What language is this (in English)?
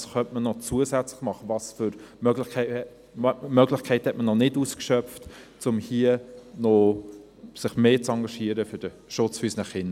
Swiss German